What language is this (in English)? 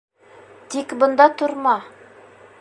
Bashkir